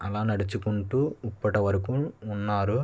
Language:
Telugu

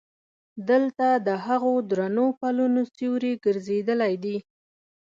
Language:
Pashto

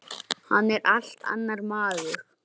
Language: Icelandic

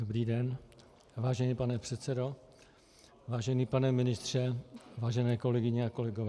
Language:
Czech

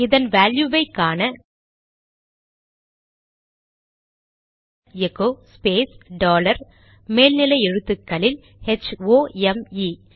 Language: Tamil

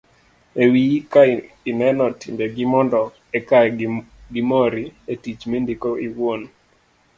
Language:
Luo (Kenya and Tanzania)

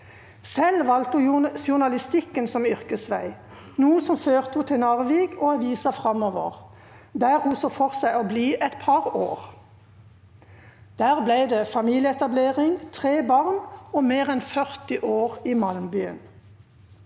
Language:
Norwegian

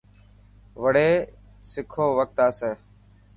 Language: Dhatki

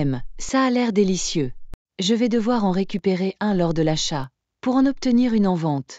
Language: French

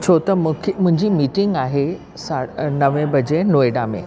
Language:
Sindhi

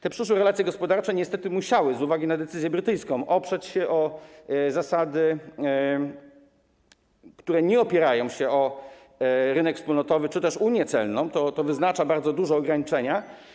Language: Polish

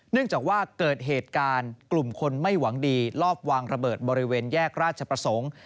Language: Thai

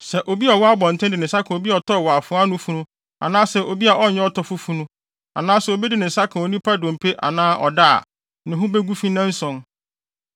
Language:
Akan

